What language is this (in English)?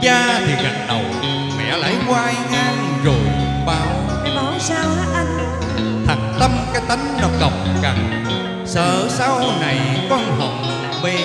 Vietnamese